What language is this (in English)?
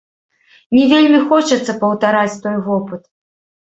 Belarusian